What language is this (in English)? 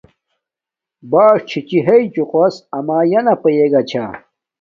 Domaaki